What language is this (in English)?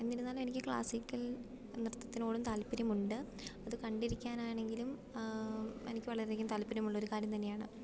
Malayalam